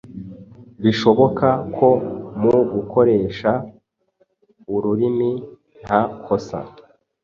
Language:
Kinyarwanda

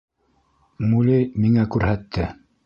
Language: Bashkir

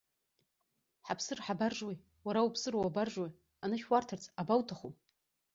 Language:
Abkhazian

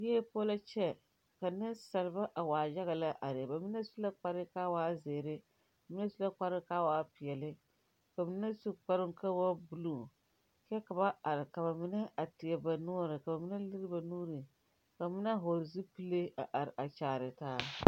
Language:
Southern Dagaare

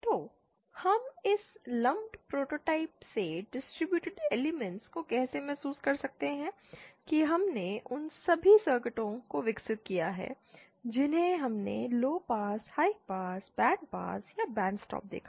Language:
Hindi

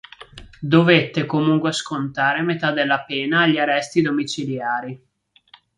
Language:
Italian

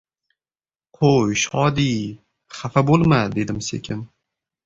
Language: Uzbek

